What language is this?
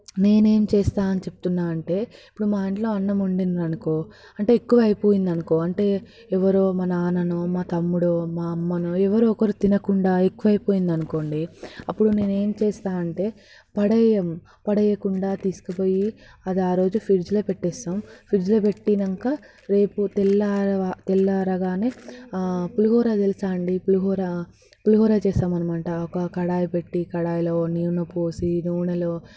Telugu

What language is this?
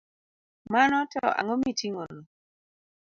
Luo (Kenya and Tanzania)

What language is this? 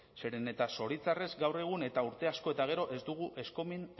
Basque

